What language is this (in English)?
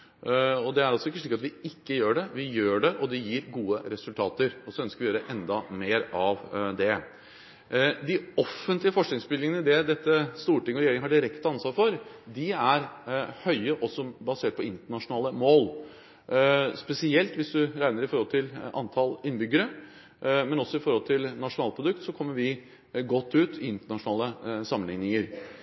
Norwegian Bokmål